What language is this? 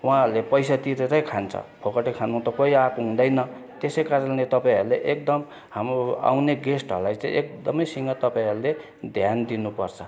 Nepali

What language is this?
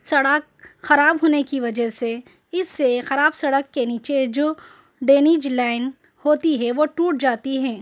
Urdu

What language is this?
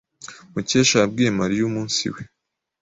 Kinyarwanda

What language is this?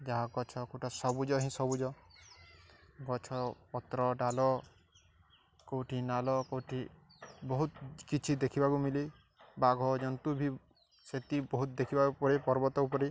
Odia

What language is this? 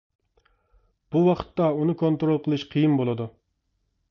Uyghur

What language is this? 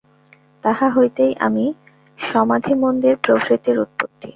Bangla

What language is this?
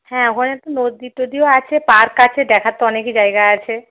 Bangla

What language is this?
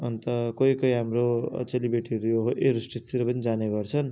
Nepali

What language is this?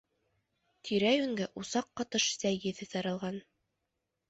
Bashkir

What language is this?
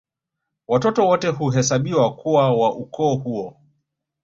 Swahili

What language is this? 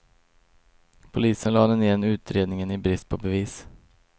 Swedish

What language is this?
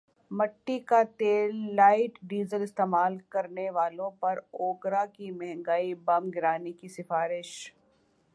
Urdu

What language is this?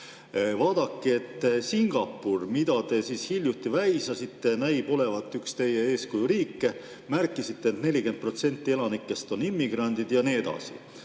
Estonian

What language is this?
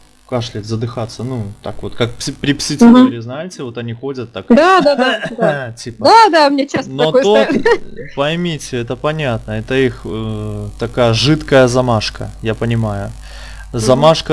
Russian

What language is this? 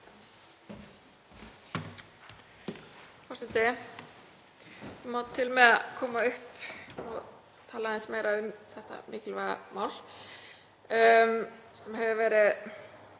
Icelandic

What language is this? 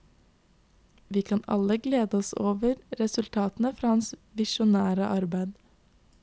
Norwegian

